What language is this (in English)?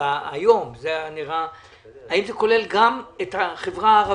Hebrew